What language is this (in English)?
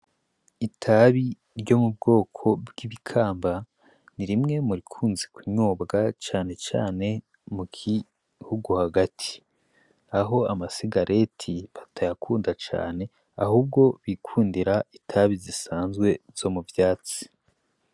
Rundi